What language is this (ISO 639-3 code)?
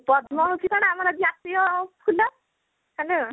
ori